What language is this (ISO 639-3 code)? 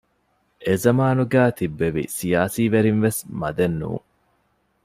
div